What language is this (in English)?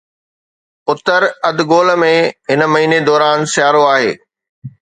Sindhi